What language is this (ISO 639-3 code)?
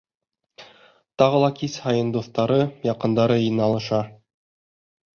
bak